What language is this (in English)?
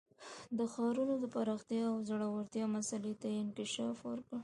Pashto